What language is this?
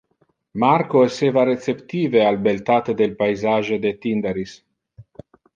Interlingua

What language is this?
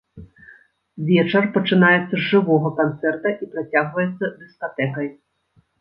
Belarusian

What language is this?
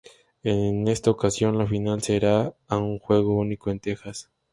Spanish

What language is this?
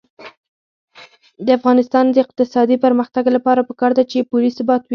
Pashto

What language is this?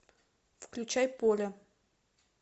Russian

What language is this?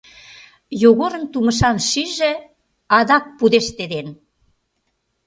Mari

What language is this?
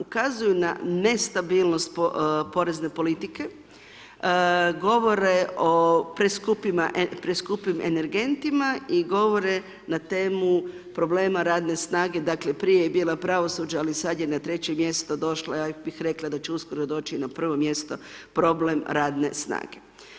Croatian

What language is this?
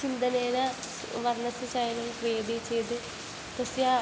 Sanskrit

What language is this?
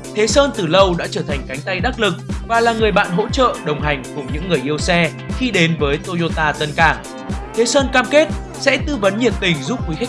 Vietnamese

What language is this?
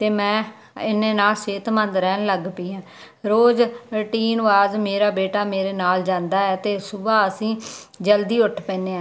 Punjabi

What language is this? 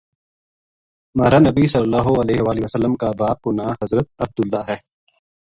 Gujari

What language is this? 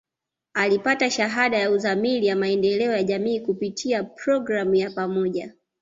Swahili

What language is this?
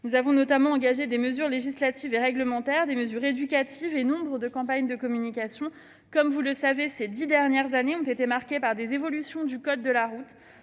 French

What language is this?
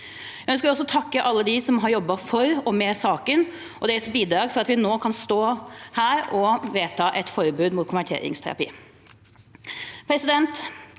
Norwegian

